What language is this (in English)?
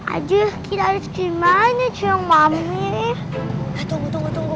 Indonesian